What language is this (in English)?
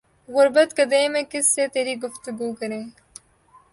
Urdu